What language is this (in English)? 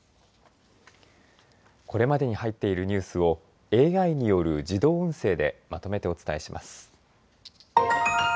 Japanese